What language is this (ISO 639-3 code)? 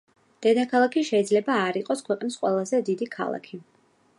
kat